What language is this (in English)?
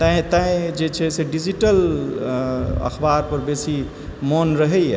Maithili